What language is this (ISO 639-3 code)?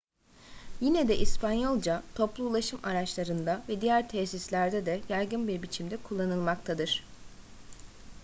tur